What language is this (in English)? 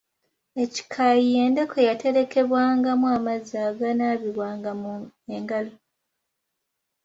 Ganda